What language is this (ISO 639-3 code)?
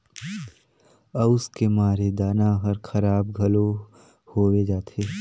hne